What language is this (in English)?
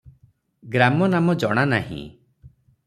Odia